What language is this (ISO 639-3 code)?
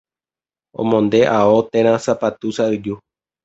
grn